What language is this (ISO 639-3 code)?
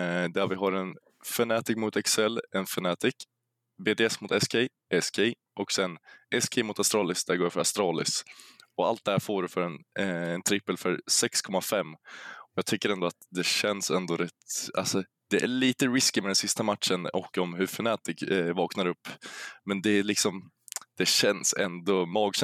swe